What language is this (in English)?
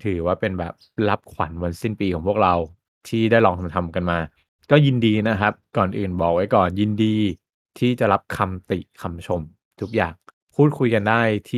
Thai